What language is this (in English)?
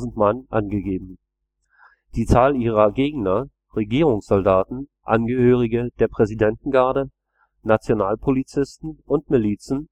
German